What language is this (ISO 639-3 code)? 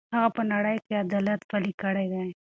pus